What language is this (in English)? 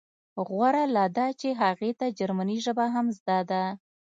Pashto